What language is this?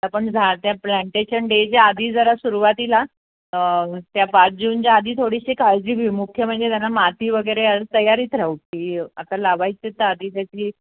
Marathi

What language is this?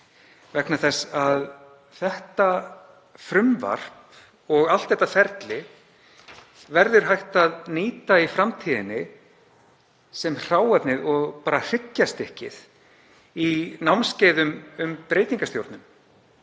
Icelandic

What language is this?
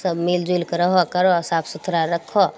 Maithili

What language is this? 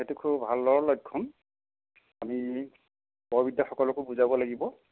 Assamese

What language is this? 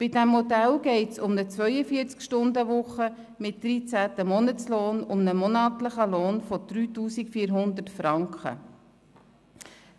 Swiss German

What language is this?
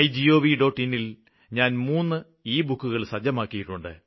Malayalam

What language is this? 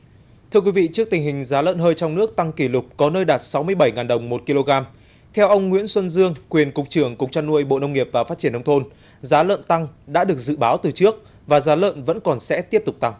Vietnamese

